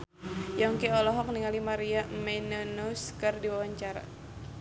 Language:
Sundanese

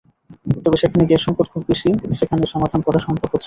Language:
Bangla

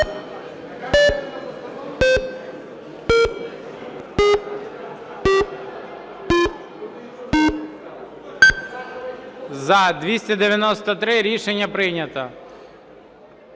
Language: Ukrainian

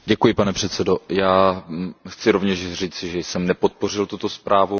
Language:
Czech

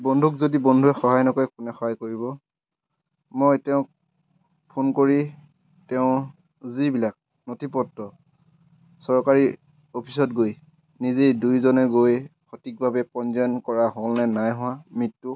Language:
Assamese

